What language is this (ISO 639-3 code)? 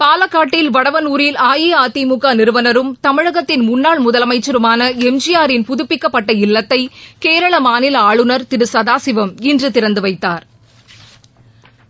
tam